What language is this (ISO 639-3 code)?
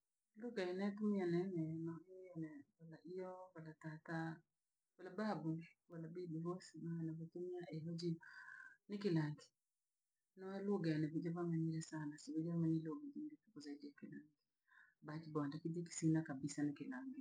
lag